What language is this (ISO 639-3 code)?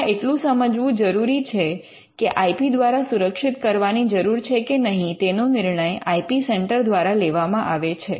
guj